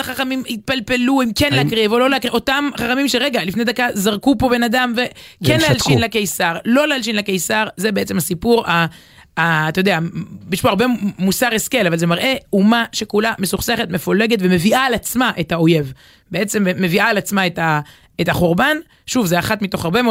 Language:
Hebrew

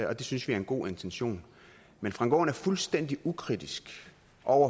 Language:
Danish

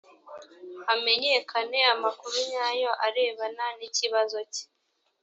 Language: Kinyarwanda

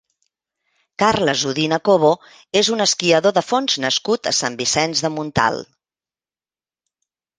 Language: Catalan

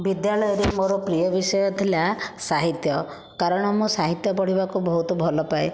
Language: Odia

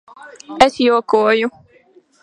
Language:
Latvian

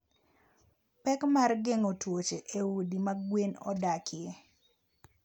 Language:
Luo (Kenya and Tanzania)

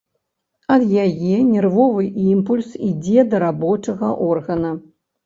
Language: Belarusian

